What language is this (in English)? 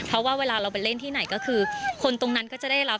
Thai